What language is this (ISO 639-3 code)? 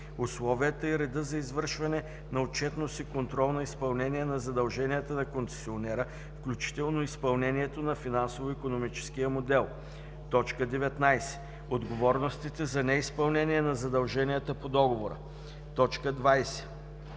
bul